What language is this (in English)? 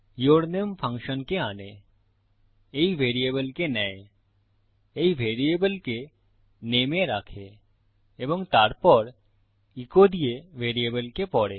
Bangla